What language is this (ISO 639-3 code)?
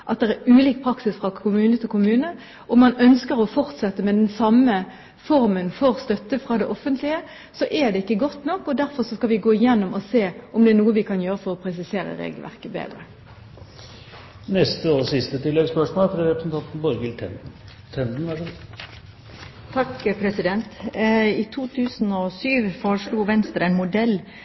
nor